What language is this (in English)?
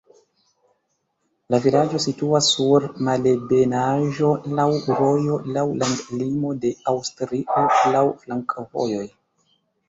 Esperanto